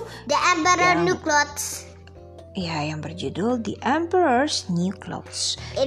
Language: Indonesian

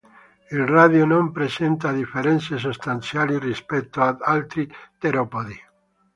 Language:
Italian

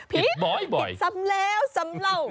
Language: Thai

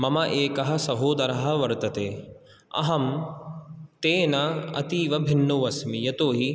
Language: Sanskrit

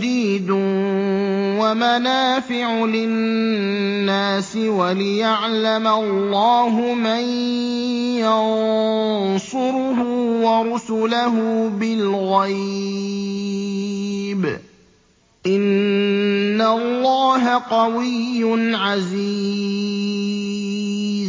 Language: Arabic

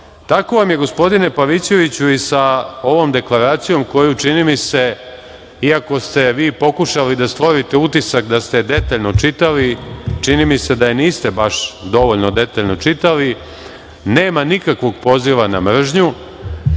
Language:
Serbian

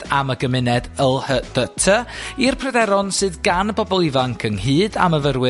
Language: Welsh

